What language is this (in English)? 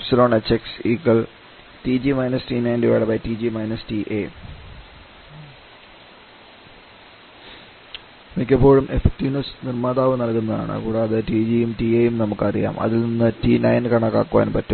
Malayalam